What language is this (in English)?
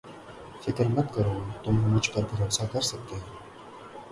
Urdu